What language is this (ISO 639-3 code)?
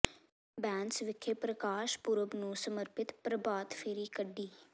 pan